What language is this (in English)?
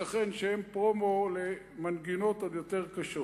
Hebrew